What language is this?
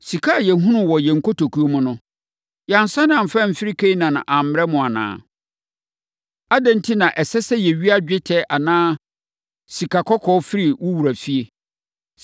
Akan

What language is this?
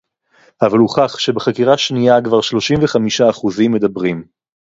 Hebrew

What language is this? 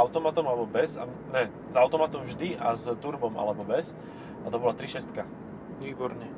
Slovak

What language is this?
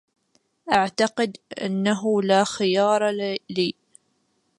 Arabic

